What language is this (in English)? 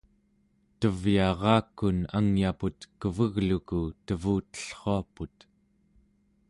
Central Yupik